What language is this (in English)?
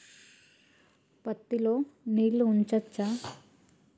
Telugu